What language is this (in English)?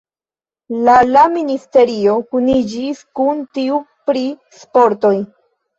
Esperanto